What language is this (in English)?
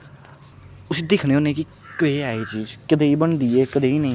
Dogri